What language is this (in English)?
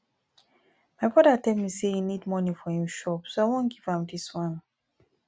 Nigerian Pidgin